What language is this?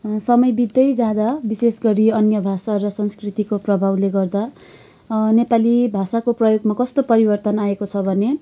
Nepali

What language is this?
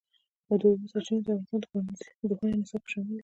Pashto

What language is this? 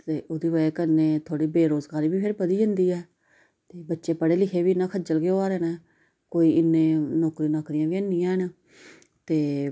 Dogri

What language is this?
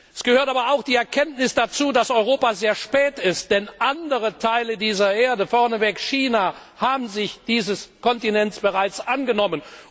German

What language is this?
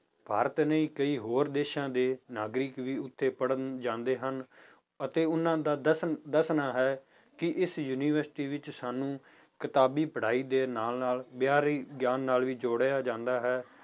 Punjabi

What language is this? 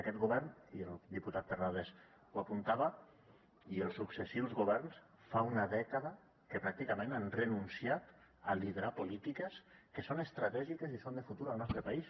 Catalan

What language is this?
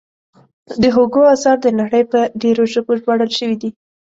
Pashto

